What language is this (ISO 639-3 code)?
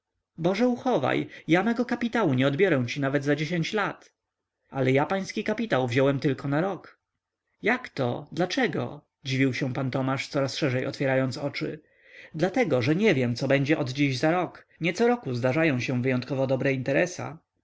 pol